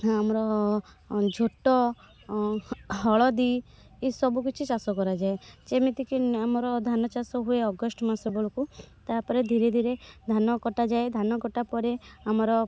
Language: Odia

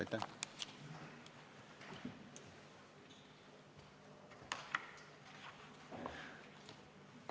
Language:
Estonian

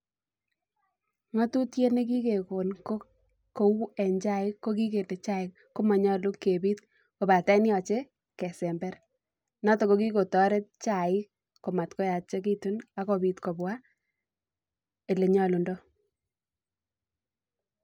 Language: Kalenjin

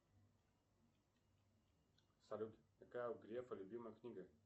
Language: Russian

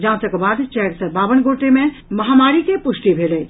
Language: Maithili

